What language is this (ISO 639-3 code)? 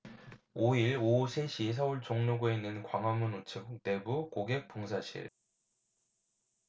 kor